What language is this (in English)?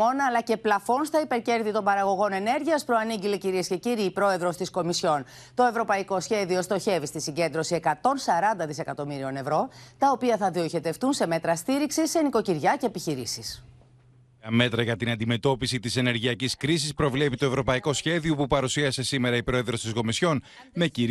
Greek